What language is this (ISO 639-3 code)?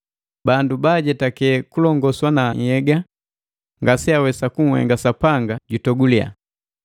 mgv